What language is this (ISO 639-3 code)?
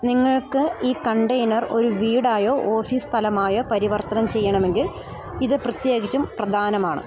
mal